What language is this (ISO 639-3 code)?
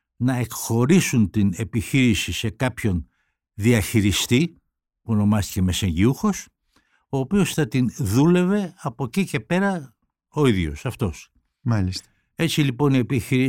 ell